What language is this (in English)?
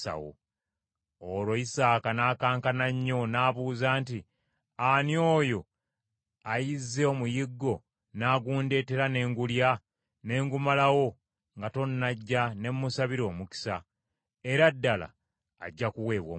Ganda